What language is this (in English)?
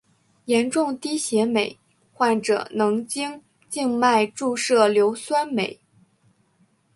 Chinese